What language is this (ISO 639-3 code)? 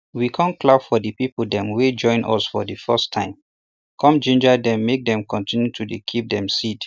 pcm